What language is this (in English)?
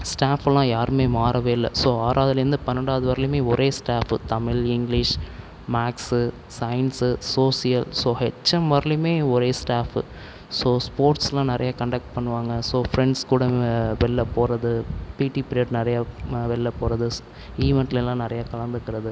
Tamil